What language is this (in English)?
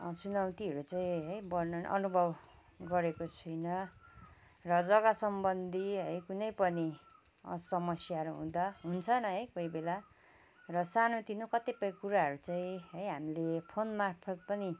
Nepali